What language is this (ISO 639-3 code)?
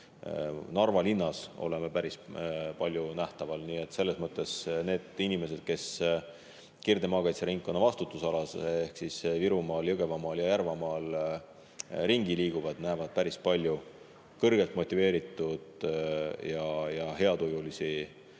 est